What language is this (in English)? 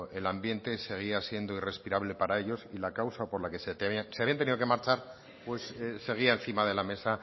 Spanish